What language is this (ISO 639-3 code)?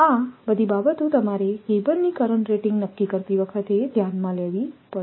guj